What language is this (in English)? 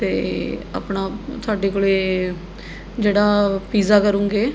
Punjabi